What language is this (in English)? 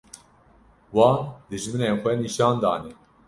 Kurdish